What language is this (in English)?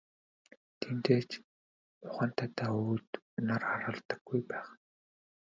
Mongolian